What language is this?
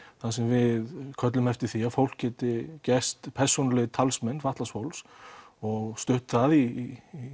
Icelandic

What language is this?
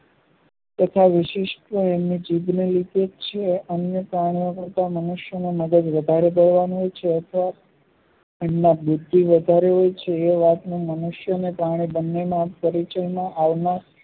Gujarati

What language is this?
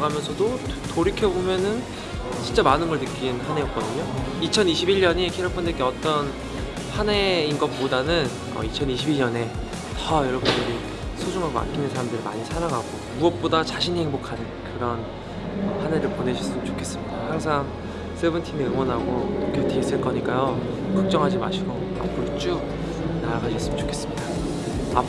Korean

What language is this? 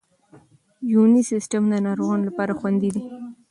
Pashto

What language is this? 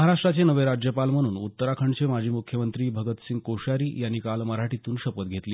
Marathi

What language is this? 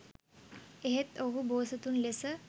Sinhala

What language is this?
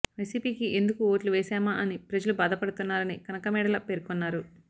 Telugu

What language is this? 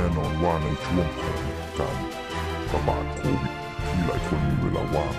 Thai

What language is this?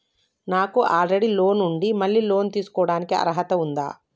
Telugu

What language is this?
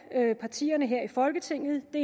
Danish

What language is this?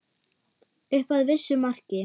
Icelandic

